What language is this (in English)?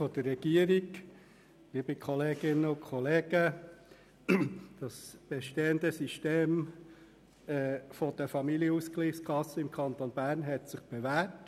Swiss German